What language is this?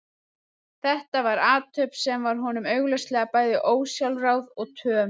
Icelandic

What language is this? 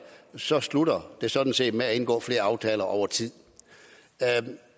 Danish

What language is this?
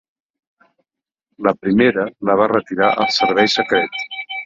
Catalan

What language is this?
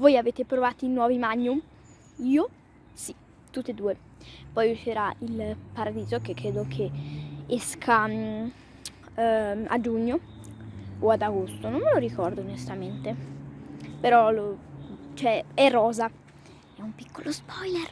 Italian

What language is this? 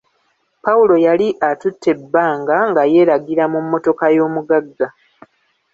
Ganda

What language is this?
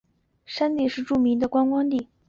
Chinese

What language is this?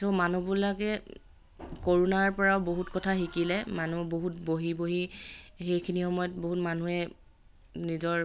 Assamese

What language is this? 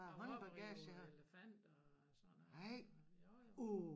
Danish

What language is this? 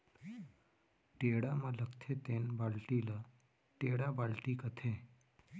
Chhattisgarhi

